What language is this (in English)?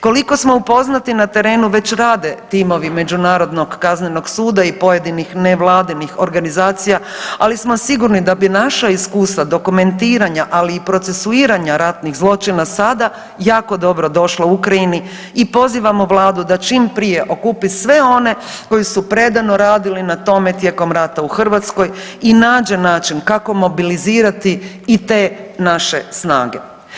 Croatian